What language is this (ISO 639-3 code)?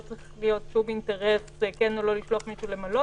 heb